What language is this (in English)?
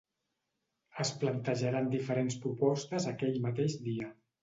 Catalan